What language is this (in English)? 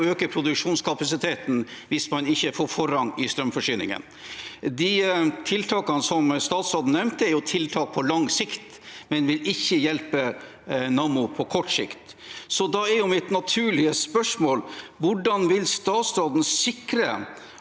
Norwegian